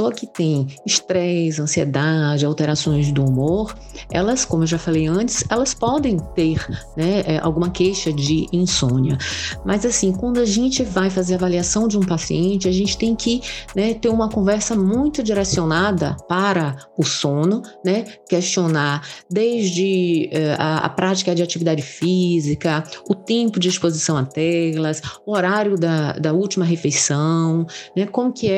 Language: Portuguese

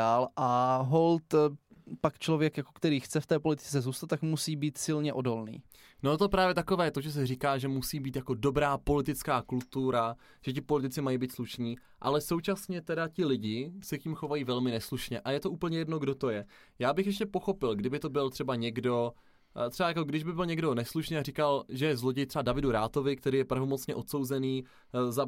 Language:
Czech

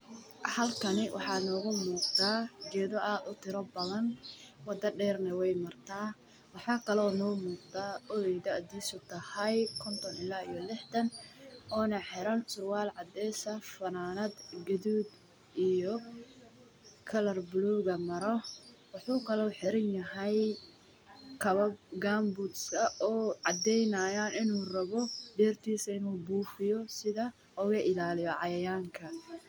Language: Somali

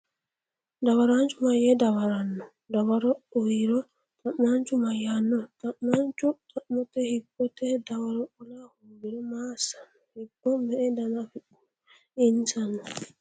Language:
Sidamo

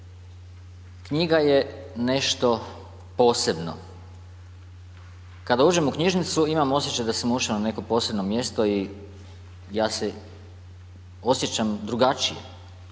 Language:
Croatian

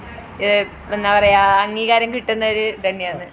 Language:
Malayalam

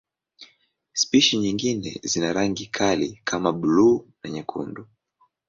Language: Swahili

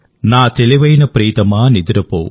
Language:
Telugu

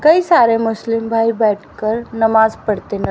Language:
Hindi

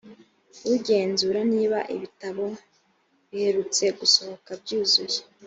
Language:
Kinyarwanda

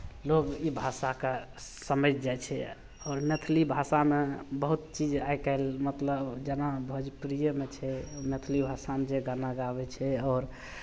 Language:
Maithili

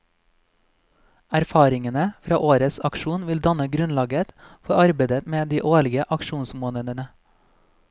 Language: Norwegian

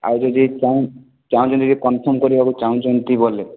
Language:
Odia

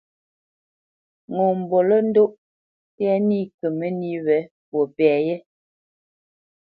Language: Bamenyam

